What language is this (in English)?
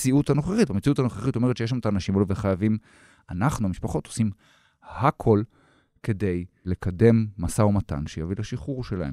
Hebrew